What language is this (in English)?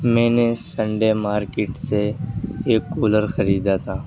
Urdu